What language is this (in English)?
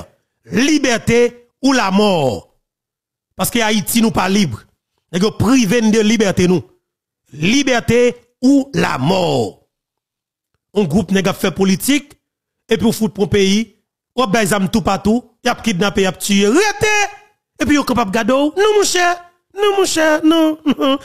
French